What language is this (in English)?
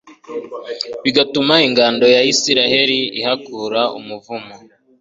Kinyarwanda